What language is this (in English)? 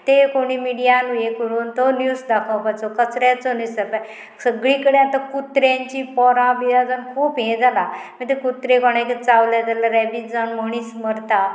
Konkani